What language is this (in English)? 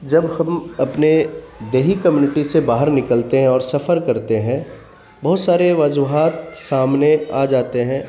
Urdu